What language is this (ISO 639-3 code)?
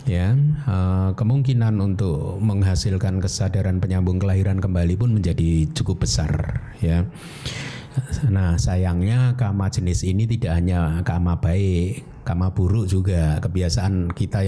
ind